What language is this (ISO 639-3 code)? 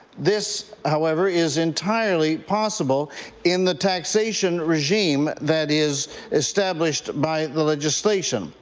eng